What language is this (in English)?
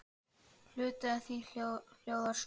Icelandic